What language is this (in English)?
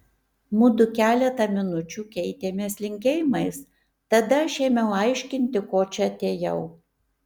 Lithuanian